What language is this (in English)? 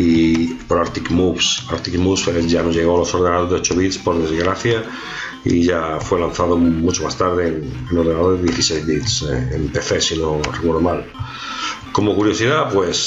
Spanish